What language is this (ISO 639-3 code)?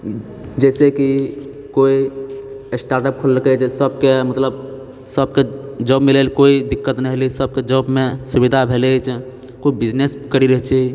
mai